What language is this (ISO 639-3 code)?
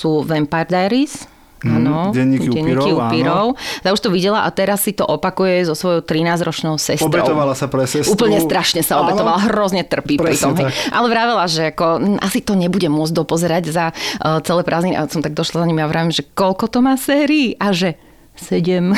slk